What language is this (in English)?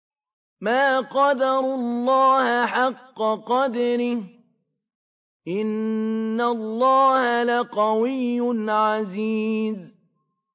Arabic